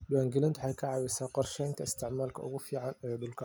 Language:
Somali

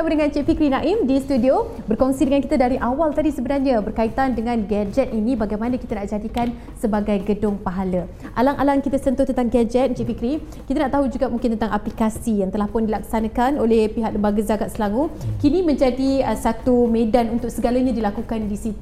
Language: Malay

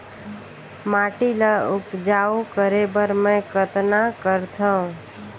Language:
Chhattisgarhi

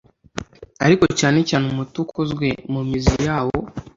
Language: Kinyarwanda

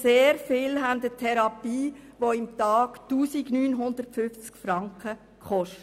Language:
Swiss German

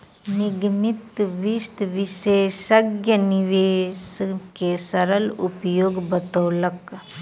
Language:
Maithili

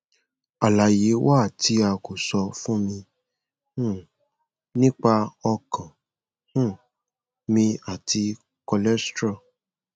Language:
Yoruba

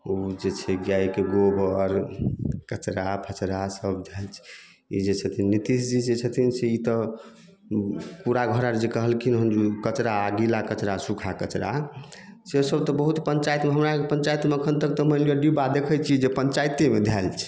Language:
Maithili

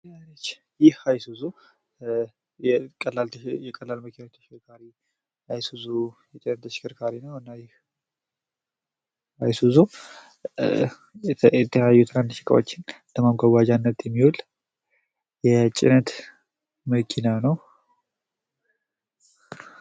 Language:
Amharic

